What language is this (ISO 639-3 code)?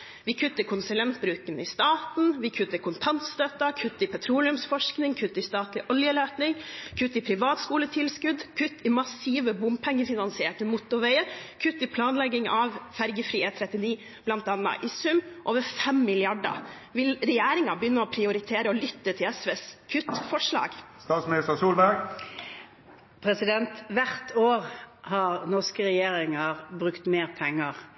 nob